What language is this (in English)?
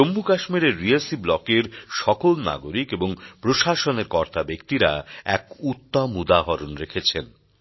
Bangla